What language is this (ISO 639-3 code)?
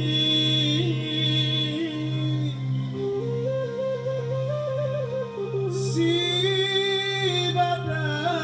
ind